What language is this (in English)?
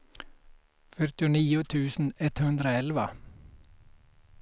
Swedish